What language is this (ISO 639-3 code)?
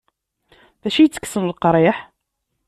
kab